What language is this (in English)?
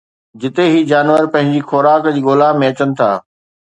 Sindhi